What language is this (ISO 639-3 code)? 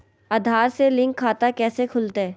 mag